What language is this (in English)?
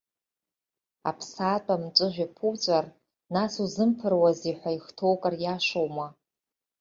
Abkhazian